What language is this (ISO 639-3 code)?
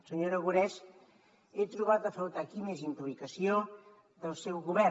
cat